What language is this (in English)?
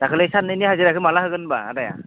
Bodo